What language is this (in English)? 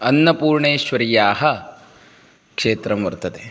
Sanskrit